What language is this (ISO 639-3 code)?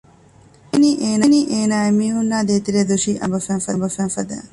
div